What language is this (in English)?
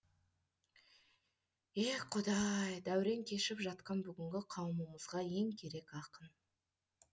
Kazakh